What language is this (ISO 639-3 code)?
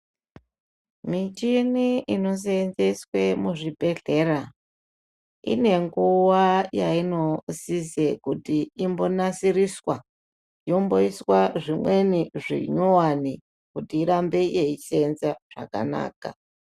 ndc